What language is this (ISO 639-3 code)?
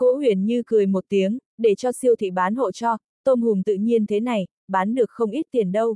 vie